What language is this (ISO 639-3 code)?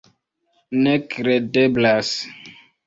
epo